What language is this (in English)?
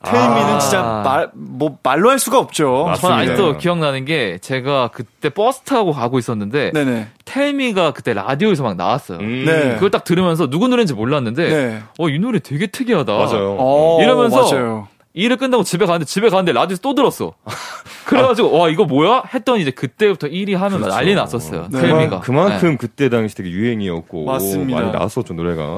Korean